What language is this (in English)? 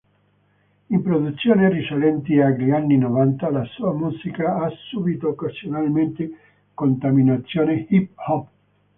Italian